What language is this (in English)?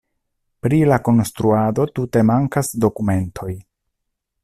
Esperanto